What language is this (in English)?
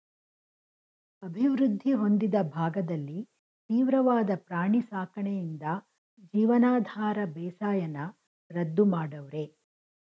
Kannada